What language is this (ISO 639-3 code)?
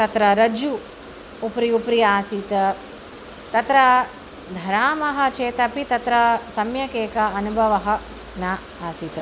san